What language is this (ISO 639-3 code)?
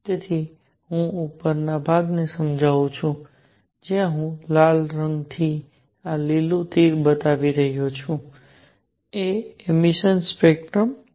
guj